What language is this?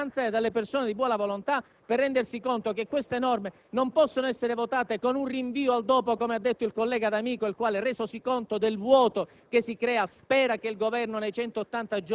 Italian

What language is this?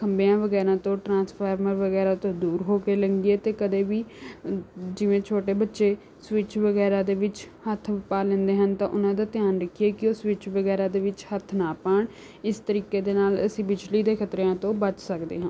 Punjabi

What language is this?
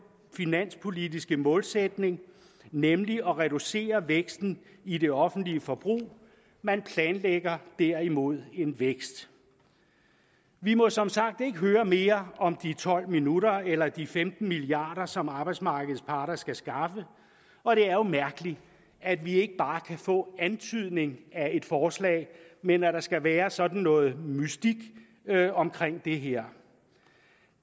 Danish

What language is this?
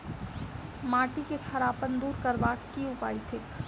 Maithili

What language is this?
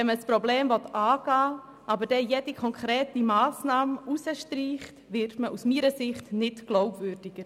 Swiss German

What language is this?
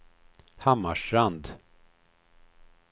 Swedish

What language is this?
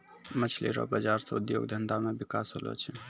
Maithili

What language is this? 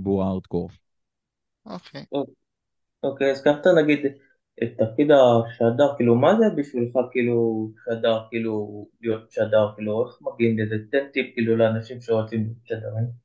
Hebrew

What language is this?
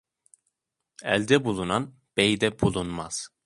Turkish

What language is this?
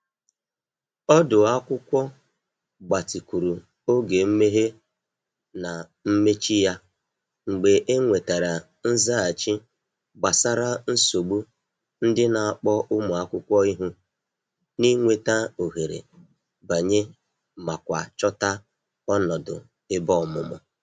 Igbo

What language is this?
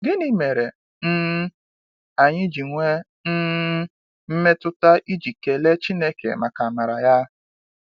Igbo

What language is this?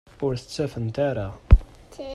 Kabyle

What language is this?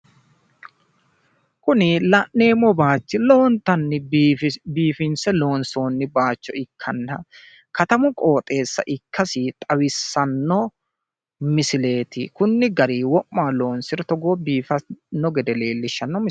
Sidamo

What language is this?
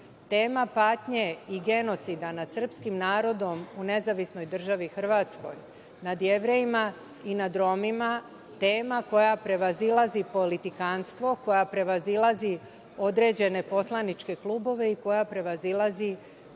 Serbian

